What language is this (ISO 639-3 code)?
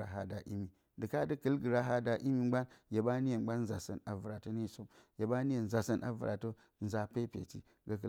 bcy